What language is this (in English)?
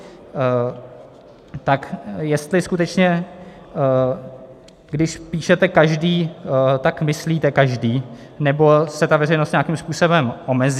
Czech